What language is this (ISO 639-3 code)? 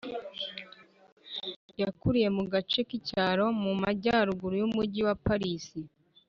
kin